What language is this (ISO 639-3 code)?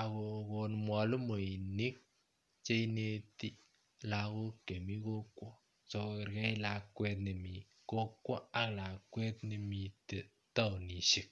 kln